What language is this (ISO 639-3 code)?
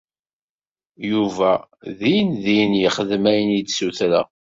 kab